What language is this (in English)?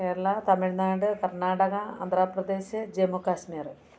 Malayalam